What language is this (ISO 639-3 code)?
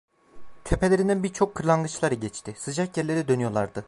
tur